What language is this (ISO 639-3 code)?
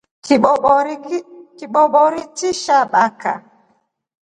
rof